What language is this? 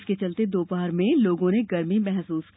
Hindi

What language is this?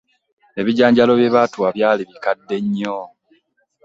Ganda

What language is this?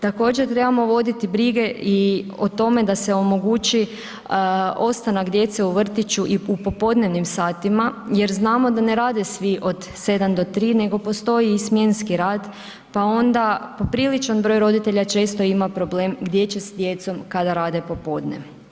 Croatian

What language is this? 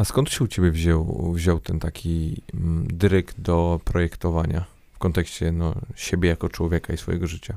Polish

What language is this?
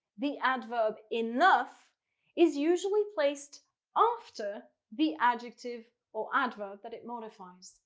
English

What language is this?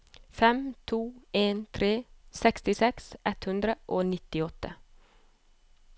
Norwegian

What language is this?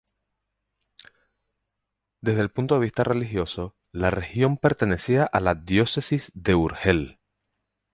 Spanish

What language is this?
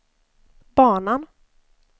Swedish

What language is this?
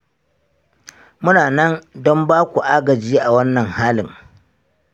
Hausa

